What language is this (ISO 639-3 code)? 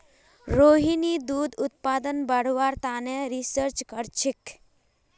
mag